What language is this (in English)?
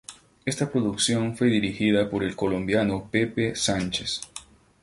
Spanish